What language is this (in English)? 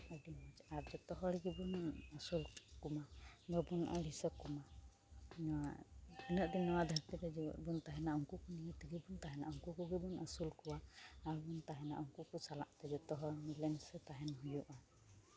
Santali